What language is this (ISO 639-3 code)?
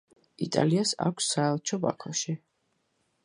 kat